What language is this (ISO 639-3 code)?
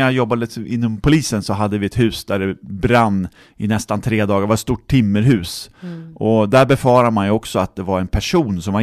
swe